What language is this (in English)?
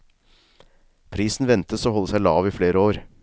Norwegian